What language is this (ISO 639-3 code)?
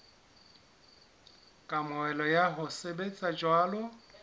sot